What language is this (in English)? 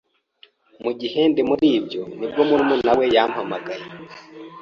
Kinyarwanda